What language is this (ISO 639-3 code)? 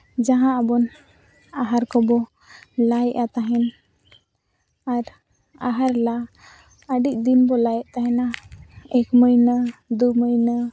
sat